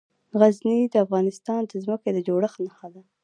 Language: Pashto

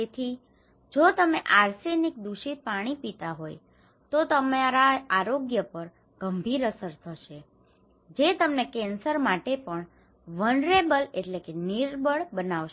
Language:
Gujarati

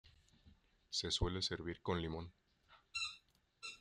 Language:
Spanish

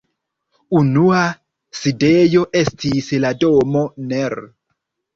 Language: Esperanto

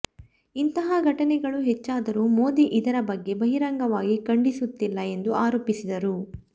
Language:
Kannada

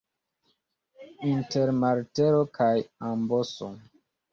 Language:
Esperanto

